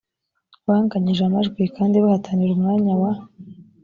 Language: Kinyarwanda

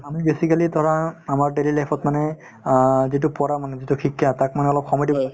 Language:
Assamese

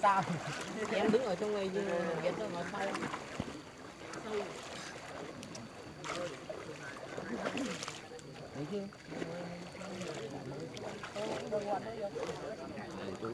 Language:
Vietnamese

